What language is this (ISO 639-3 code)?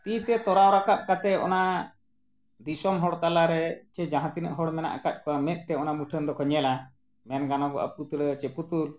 sat